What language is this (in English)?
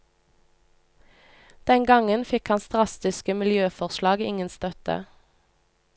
Norwegian